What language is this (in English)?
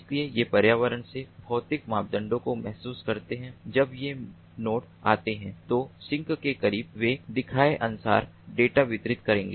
Hindi